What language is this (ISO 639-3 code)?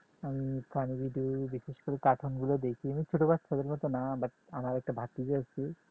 ben